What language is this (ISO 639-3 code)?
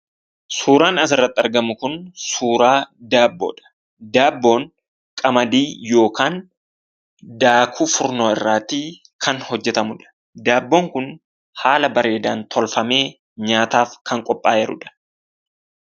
orm